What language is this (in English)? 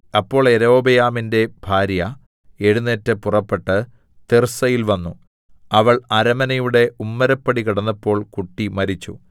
Malayalam